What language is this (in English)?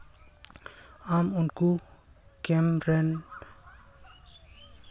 Santali